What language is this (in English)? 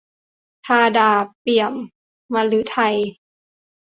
Thai